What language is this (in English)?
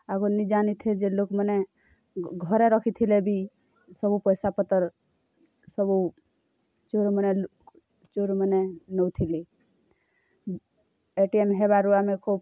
Odia